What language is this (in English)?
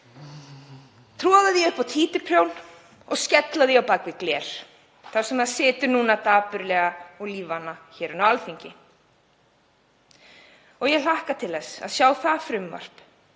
Icelandic